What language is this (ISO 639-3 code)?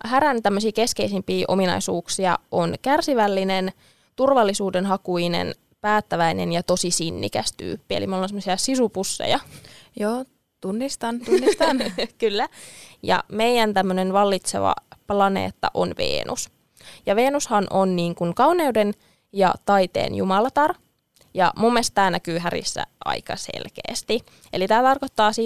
fin